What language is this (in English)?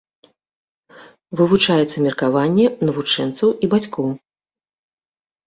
Belarusian